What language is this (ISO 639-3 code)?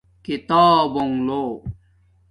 dmk